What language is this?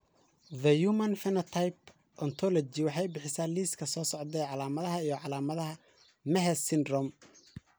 Somali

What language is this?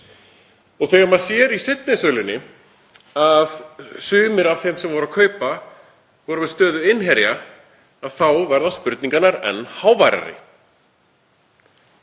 Icelandic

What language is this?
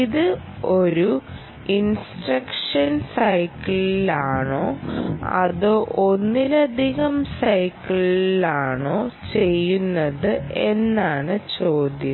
Malayalam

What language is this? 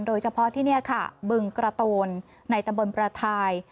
Thai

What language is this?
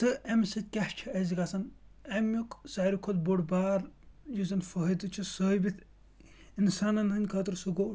Kashmiri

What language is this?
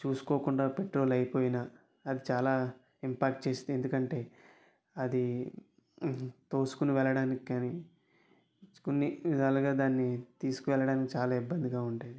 Telugu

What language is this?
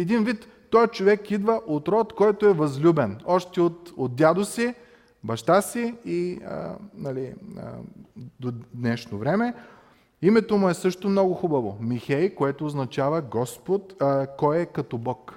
Bulgarian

